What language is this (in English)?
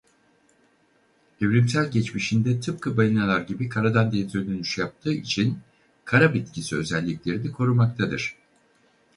Turkish